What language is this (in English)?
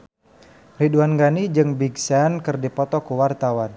Sundanese